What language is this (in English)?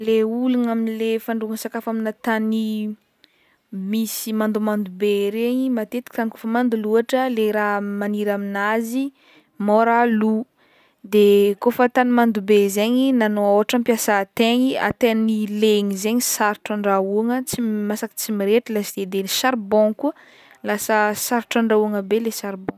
Northern Betsimisaraka Malagasy